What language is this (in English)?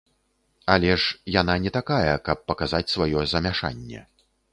Belarusian